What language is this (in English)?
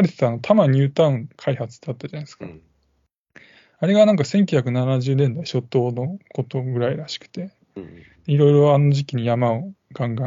Japanese